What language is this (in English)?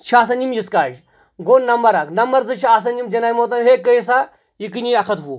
Kashmiri